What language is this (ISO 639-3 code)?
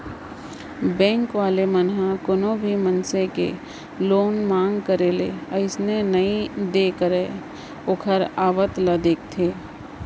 hne